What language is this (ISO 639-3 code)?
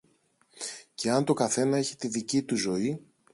ell